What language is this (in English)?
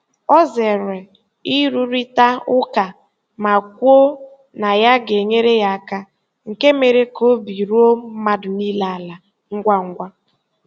Igbo